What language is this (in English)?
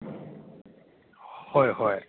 Manipuri